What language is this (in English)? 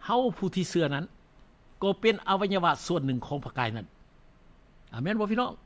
Thai